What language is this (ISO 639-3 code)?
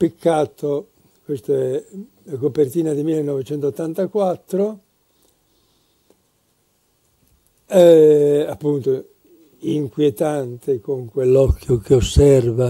ita